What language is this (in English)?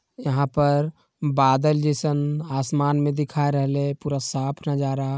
Magahi